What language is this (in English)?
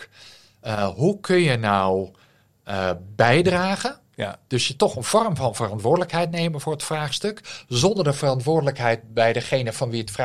Dutch